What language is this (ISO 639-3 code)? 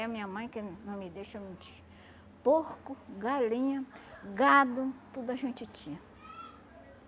por